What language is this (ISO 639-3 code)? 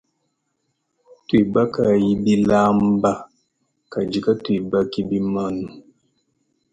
lua